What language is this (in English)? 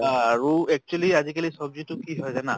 Assamese